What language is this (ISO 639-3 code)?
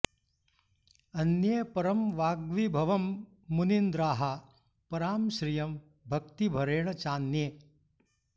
san